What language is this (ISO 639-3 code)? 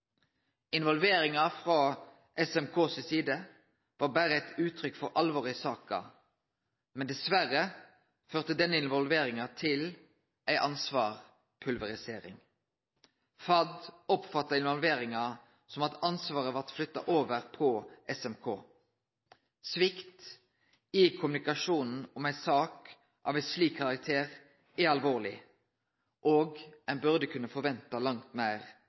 nno